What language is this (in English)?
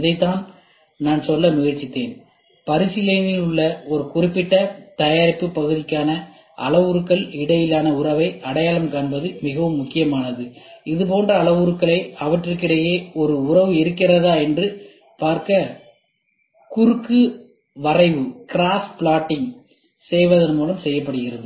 Tamil